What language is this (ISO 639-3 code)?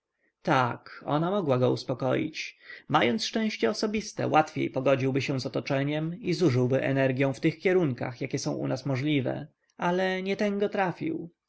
pol